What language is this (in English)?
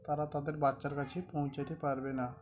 Bangla